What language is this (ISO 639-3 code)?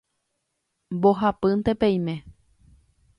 grn